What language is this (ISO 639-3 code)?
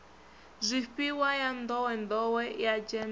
ven